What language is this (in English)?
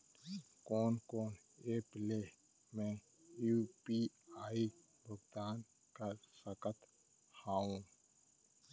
Chhattisgarhi